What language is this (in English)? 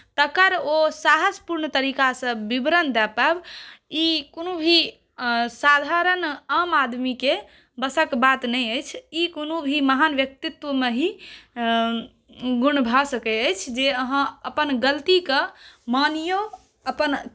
Maithili